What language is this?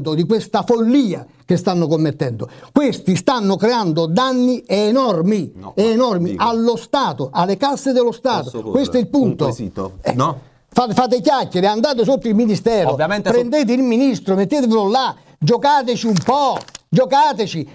Italian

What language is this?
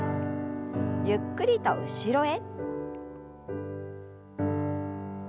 Japanese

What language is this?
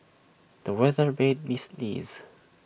English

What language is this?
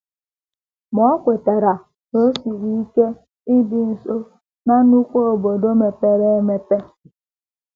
Igbo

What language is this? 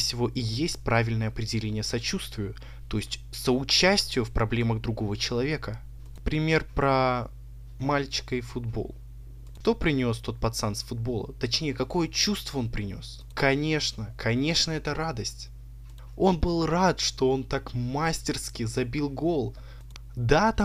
Russian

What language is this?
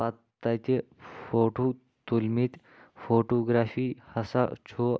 Kashmiri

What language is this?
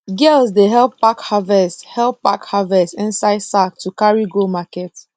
Nigerian Pidgin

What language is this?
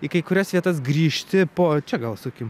Lithuanian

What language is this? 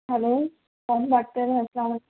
Urdu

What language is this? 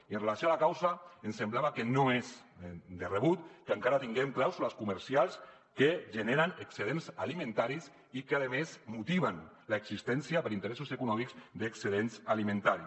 Catalan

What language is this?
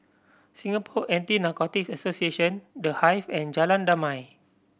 English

